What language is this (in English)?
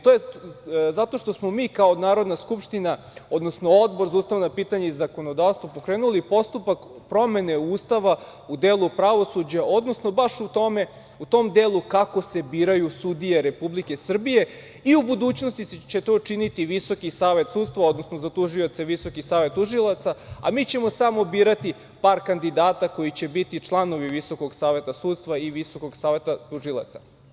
Serbian